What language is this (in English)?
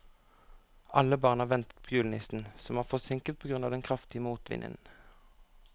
Norwegian